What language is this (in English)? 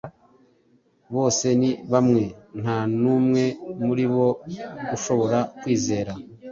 Kinyarwanda